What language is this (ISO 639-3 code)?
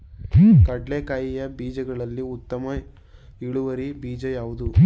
kan